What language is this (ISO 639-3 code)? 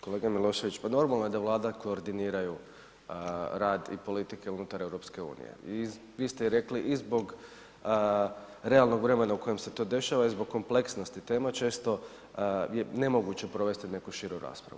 hrv